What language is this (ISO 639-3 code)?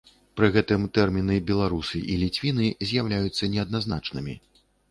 bel